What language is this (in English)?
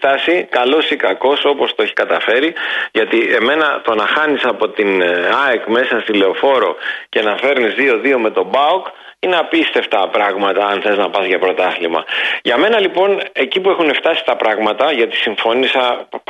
Greek